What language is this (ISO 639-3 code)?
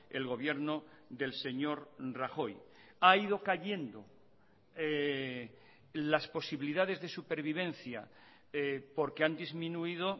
spa